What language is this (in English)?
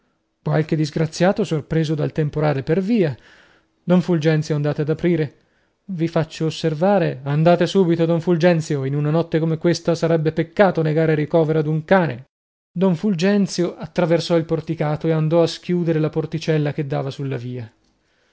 Italian